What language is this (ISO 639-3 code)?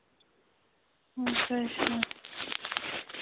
doi